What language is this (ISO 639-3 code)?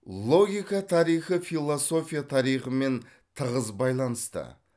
kaz